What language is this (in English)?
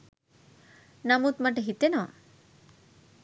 Sinhala